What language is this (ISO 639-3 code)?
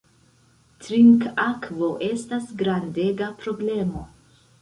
epo